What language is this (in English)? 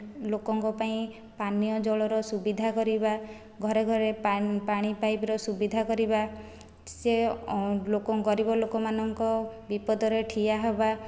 Odia